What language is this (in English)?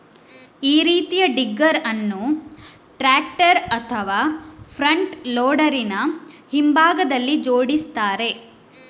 Kannada